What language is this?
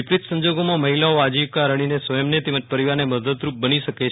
Gujarati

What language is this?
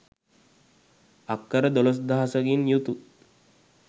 Sinhala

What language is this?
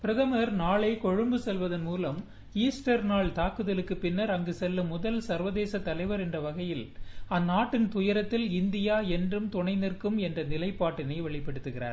Tamil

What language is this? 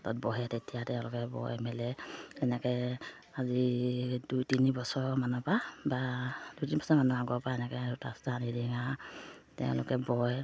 Assamese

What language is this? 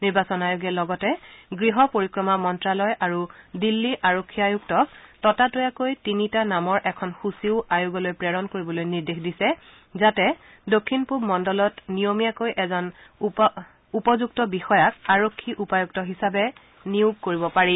Assamese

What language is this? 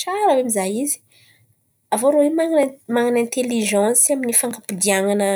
Antankarana Malagasy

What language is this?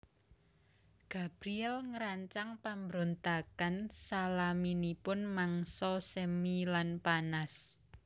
Javanese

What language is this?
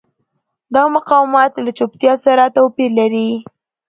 Pashto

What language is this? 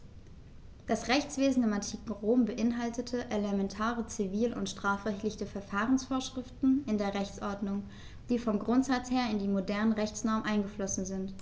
German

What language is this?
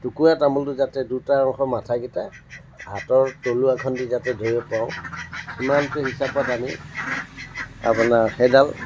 Assamese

